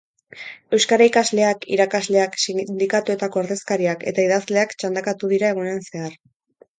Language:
Basque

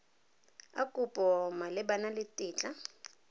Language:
Tswana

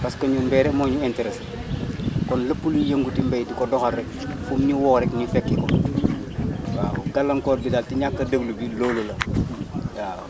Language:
Wolof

